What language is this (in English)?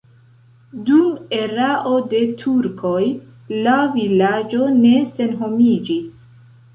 Esperanto